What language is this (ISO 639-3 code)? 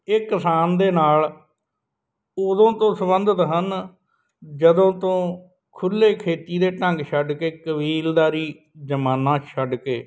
pan